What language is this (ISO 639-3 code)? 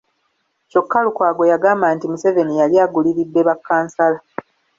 lug